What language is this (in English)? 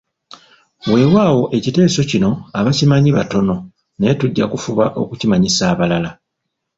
Ganda